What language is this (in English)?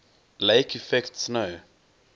English